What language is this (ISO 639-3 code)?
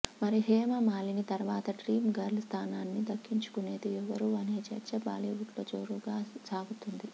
tel